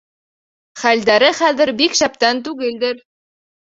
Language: Bashkir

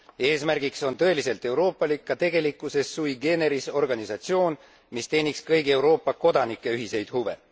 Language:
Estonian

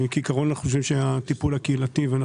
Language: Hebrew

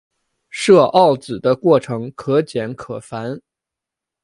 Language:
Chinese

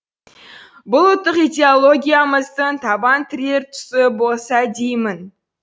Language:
Kazakh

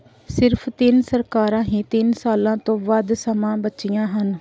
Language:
Punjabi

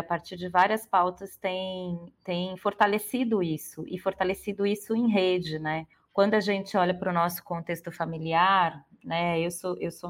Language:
Portuguese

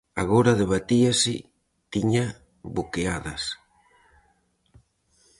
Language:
Galician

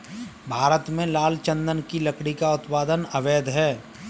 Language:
Hindi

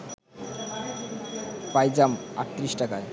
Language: Bangla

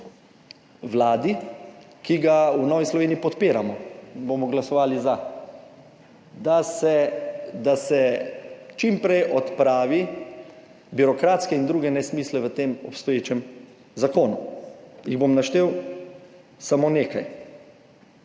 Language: Slovenian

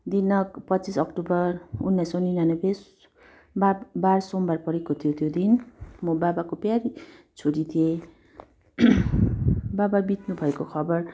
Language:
Nepali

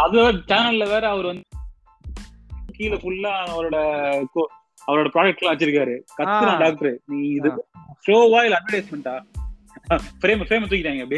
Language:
Tamil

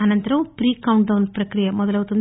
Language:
Telugu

